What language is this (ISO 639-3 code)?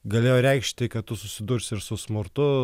lit